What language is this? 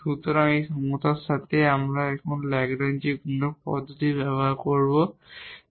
Bangla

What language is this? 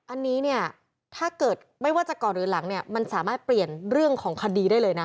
Thai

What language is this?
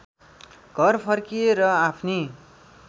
Nepali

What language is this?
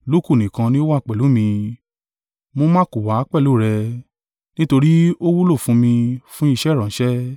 Yoruba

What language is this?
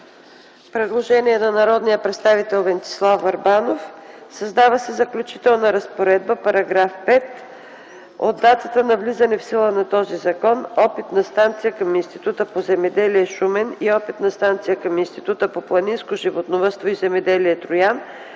Bulgarian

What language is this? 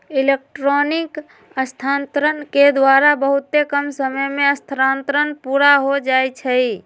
Magahi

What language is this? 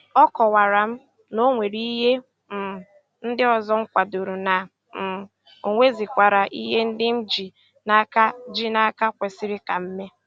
Igbo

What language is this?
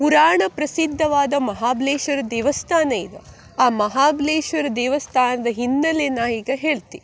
Kannada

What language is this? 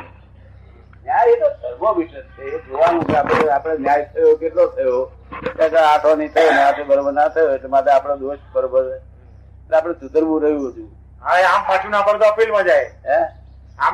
Gujarati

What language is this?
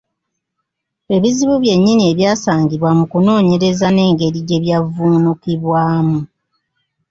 Ganda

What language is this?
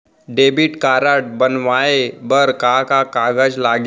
Chhattisgarhi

